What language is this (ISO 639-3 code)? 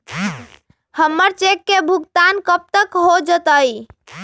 mag